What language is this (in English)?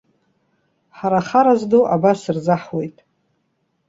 Abkhazian